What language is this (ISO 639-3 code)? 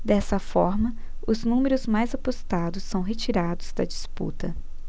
por